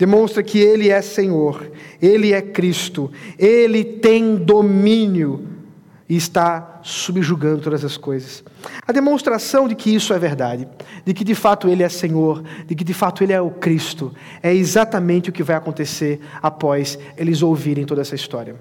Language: Portuguese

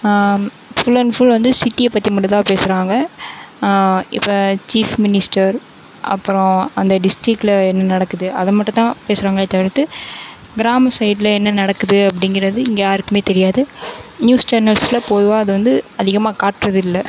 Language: Tamil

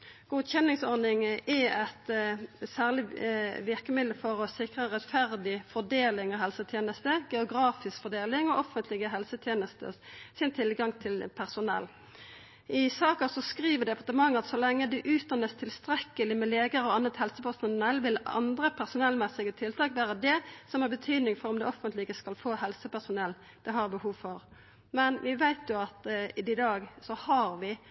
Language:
Norwegian Nynorsk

